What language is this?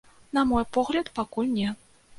Belarusian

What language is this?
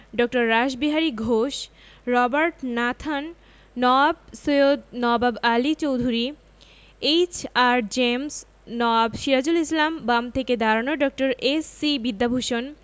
Bangla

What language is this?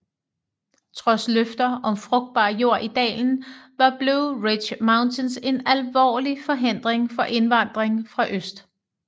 Danish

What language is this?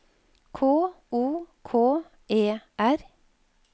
Norwegian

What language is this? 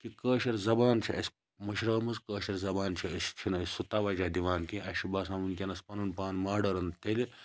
Kashmiri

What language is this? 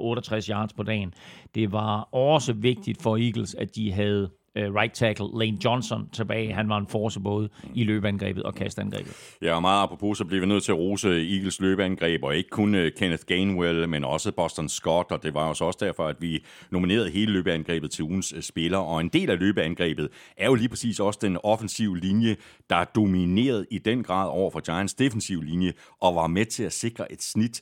Danish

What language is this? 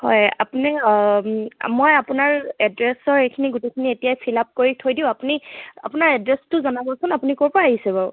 Assamese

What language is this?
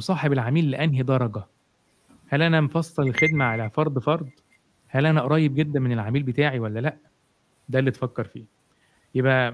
Arabic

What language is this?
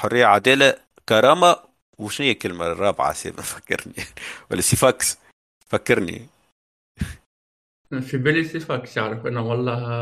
Arabic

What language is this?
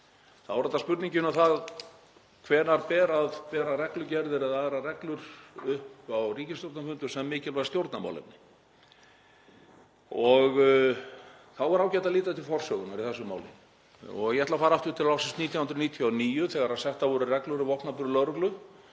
Icelandic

